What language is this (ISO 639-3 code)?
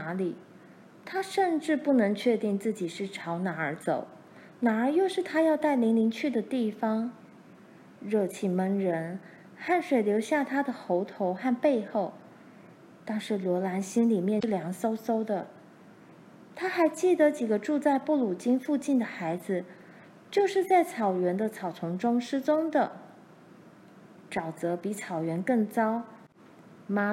zho